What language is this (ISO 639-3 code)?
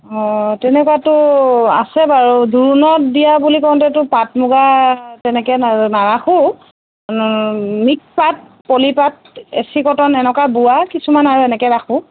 asm